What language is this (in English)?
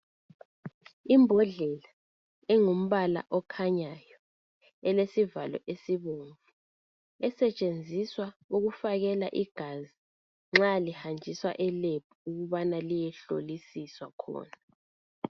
North Ndebele